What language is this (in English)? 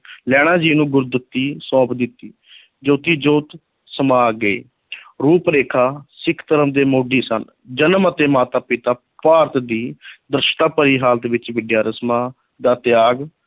Punjabi